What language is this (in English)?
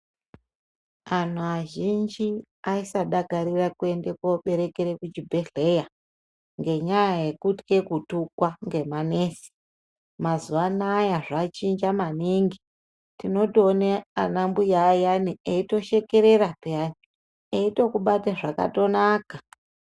Ndau